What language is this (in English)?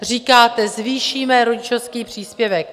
Czech